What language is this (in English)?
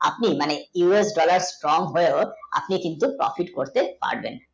Bangla